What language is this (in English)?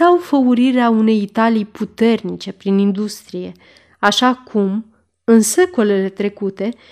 Romanian